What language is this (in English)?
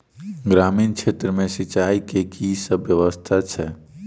Maithili